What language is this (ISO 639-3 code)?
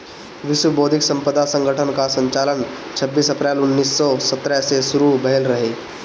bho